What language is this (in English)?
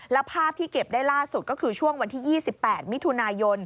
Thai